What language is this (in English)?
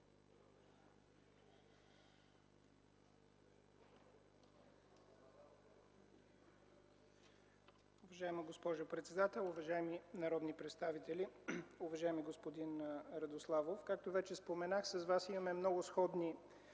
Bulgarian